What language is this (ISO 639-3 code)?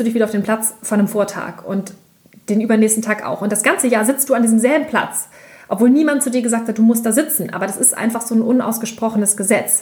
deu